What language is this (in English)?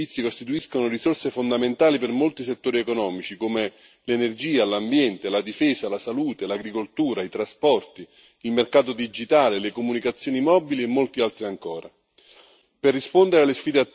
Italian